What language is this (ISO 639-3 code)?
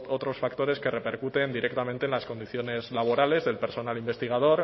spa